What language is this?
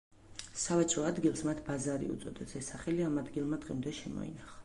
Georgian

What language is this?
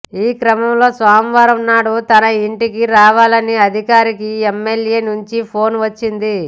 Telugu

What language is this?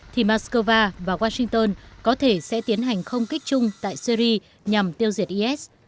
Vietnamese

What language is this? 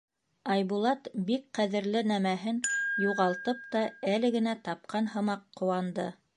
Bashkir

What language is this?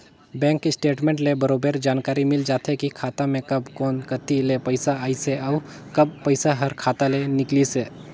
Chhattisgarhi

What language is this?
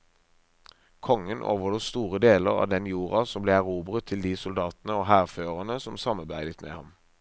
Norwegian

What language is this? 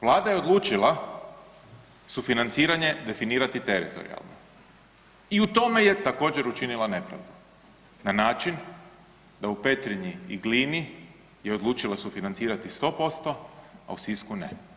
Croatian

